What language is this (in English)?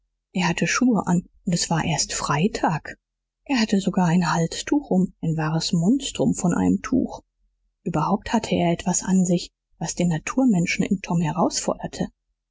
German